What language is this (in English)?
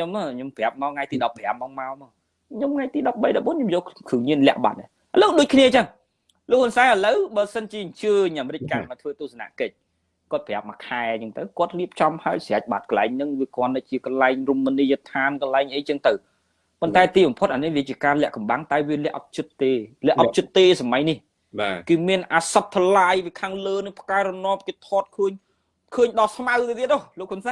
Vietnamese